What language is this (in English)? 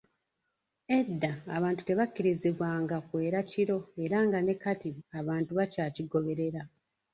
Ganda